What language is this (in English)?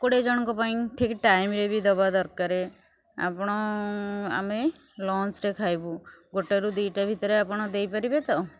Odia